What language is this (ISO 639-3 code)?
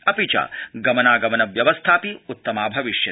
san